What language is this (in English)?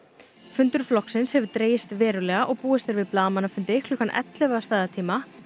Icelandic